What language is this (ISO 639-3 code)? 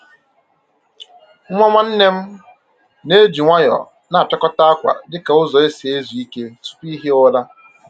ibo